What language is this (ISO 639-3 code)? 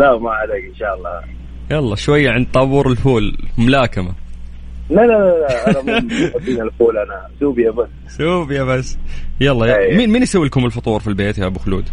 ara